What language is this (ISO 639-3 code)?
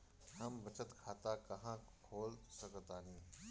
bho